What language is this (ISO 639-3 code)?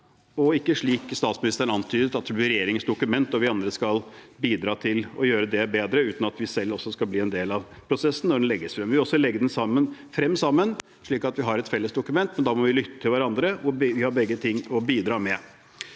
nor